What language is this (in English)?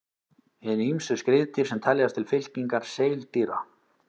Icelandic